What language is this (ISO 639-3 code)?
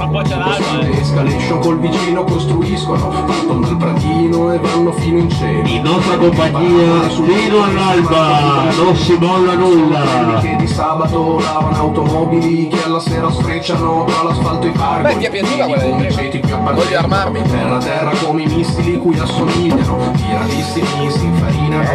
ita